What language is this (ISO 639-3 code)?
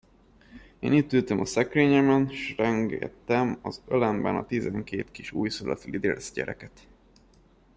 hun